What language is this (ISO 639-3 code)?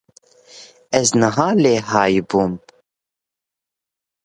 kur